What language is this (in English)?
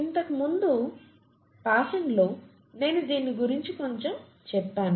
Telugu